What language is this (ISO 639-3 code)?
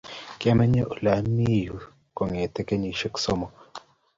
kln